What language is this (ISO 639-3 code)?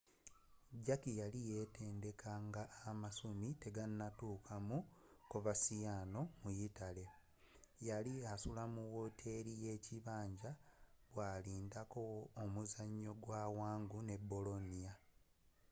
lug